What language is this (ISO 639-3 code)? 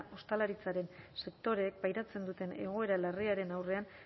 eus